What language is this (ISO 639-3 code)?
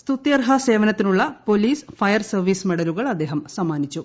mal